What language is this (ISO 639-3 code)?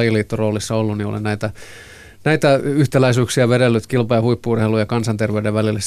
fin